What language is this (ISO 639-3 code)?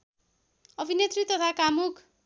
nep